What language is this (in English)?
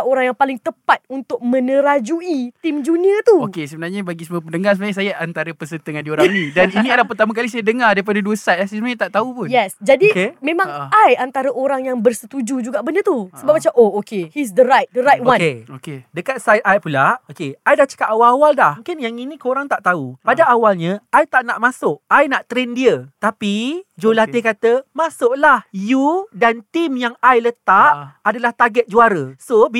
Malay